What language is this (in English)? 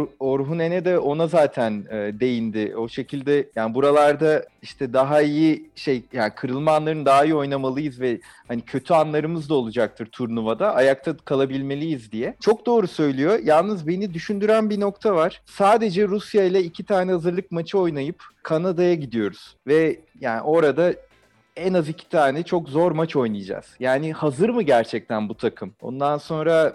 Turkish